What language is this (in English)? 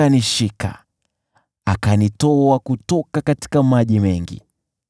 Swahili